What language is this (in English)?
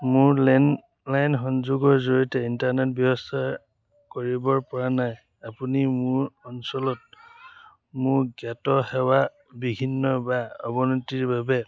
Assamese